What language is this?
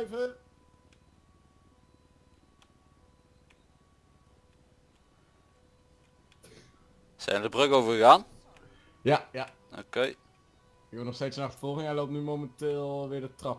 Dutch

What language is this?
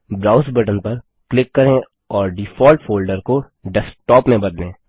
Hindi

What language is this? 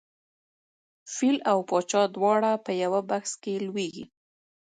Pashto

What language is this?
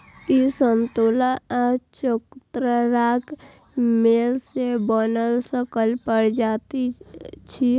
Maithili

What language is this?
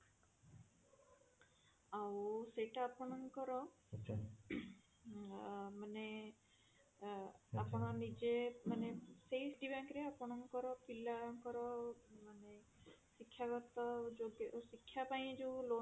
Odia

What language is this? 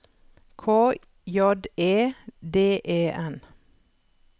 Norwegian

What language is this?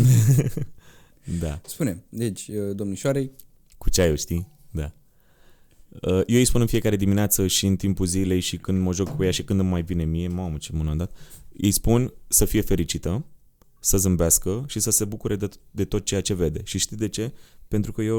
Romanian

